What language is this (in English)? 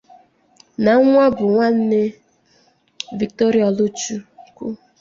Igbo